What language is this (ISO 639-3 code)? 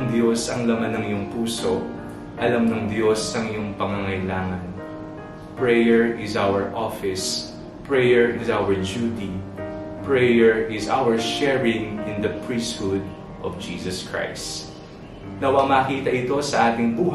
fil